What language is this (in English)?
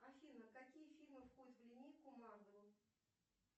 Russian